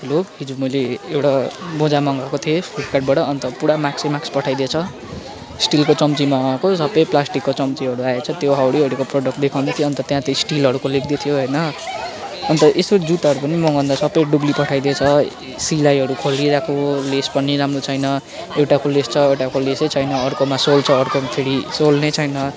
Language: Nepali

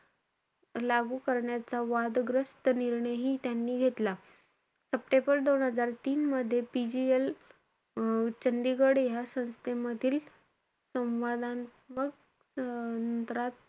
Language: Marathi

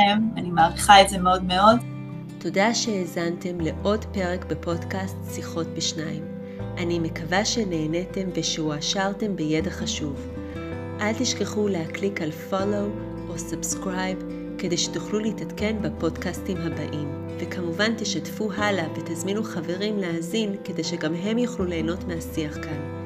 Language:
Hebrew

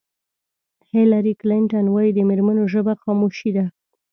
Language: Pashto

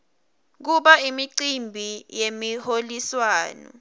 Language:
Swati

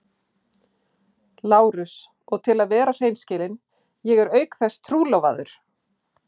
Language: Icelandic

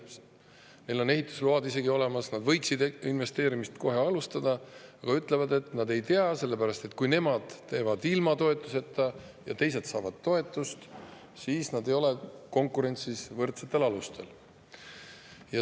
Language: Estonian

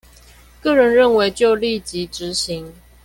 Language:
Chinese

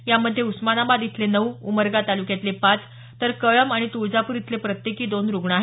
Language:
Marathi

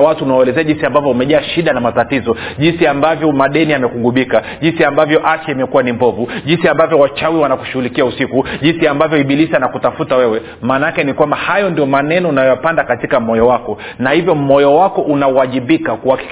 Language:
Swahili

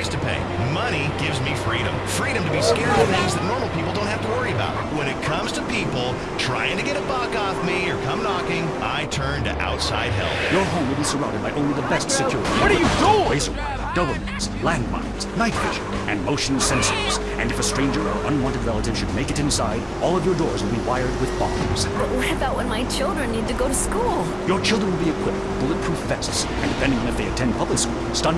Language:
English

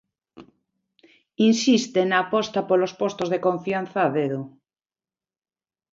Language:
Galician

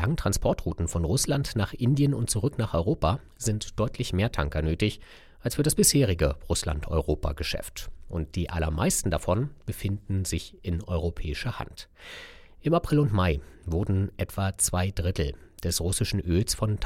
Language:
German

